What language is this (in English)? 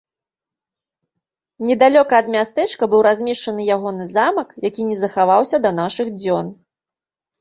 Belarusian